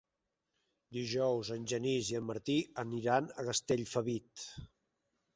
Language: Catalan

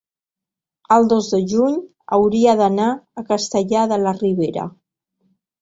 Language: Catalan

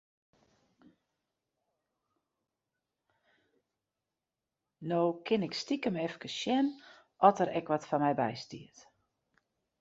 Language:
Western Frisian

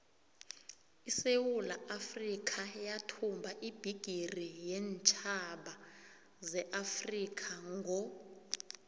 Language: South Ndebele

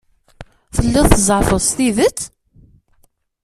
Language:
Kabyle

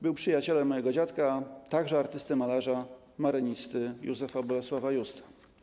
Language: Polish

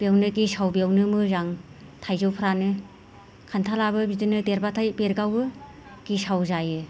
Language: Bodo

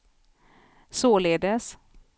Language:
Swedish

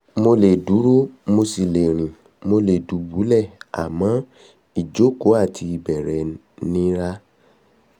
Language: Yoruba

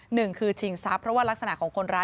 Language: Thai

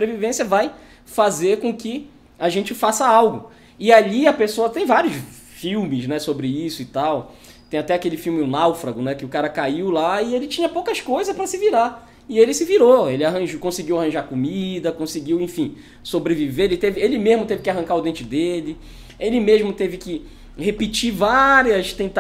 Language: Portuguese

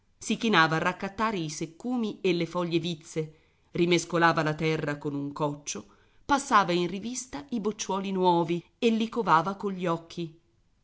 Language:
Italian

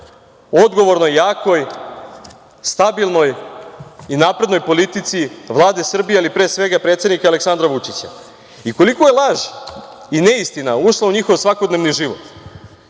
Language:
Serbian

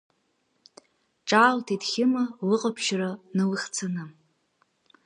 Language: Abkhazian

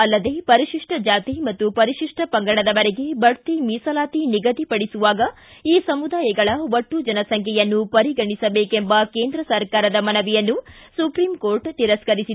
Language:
Kannada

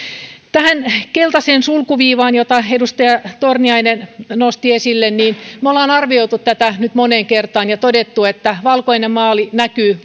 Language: Finnish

